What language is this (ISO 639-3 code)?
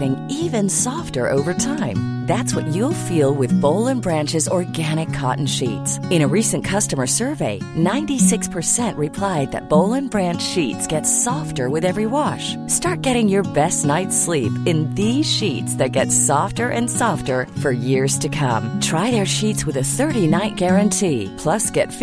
fas